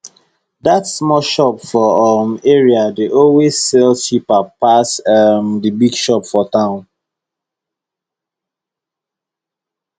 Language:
Nigerian Pidgin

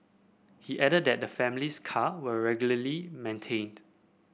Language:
English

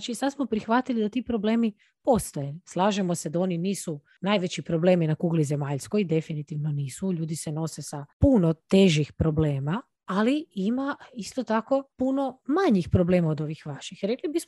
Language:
Croatian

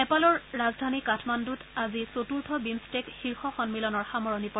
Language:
Assamese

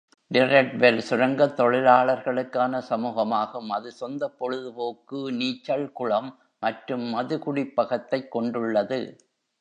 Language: Tamil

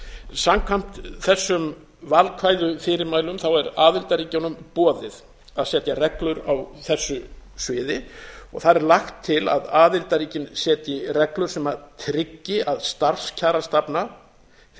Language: Icelandic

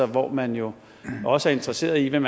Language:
Danish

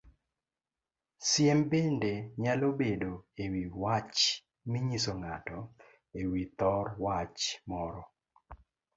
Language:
Luo (Kenya and Tanzania)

